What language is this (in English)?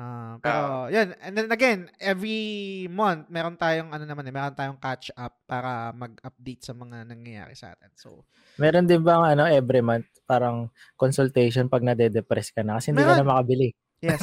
Filipino